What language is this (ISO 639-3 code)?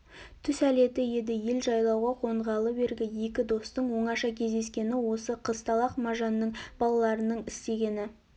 kaz